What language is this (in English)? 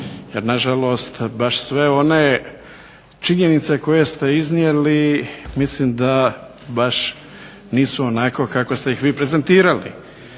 Croatian